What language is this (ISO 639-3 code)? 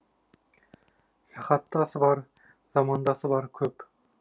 kaz